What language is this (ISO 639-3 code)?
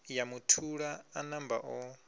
ven